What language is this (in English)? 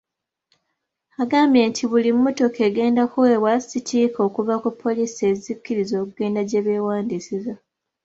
Ganda